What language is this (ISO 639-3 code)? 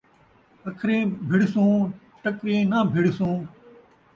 skr